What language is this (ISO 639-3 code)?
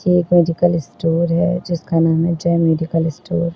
hin